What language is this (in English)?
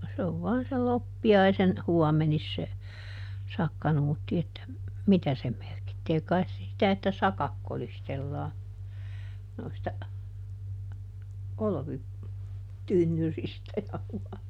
Finnish